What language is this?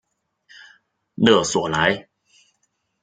Chinese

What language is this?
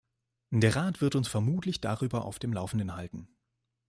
German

